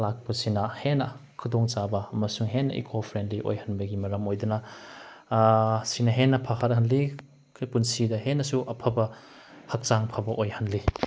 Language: Manipuri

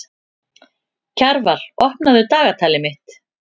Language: Icelandic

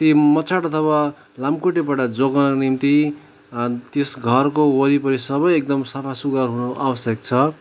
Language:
Nepali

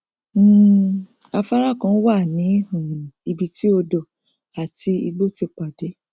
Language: Yoruba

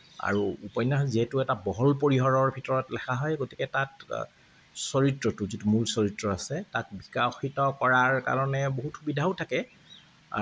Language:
Assamese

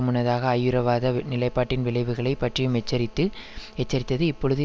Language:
Tamil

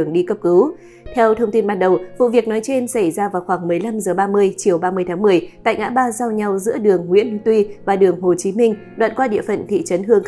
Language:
Vietnamese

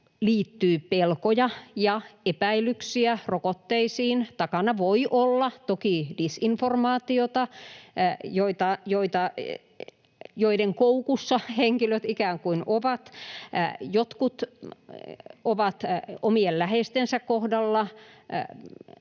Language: Finnish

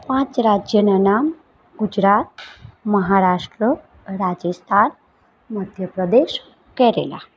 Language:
Gujarati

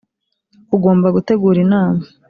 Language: Kinyarwanda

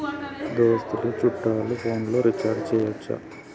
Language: Telugu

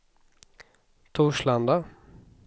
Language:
Swedish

